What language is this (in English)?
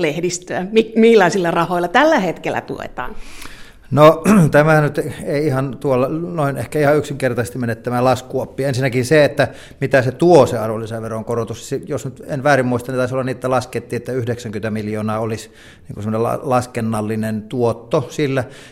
Finnish